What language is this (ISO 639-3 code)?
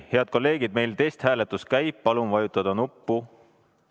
est